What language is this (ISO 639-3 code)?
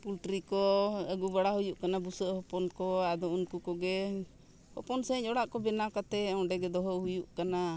sat